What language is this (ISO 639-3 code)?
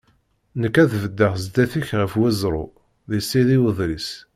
kab